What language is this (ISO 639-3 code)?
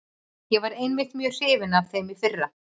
isl